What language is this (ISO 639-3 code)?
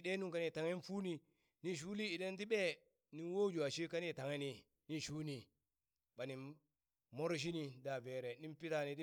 bys